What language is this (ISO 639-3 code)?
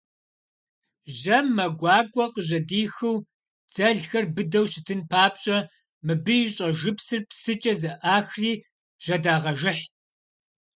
kbd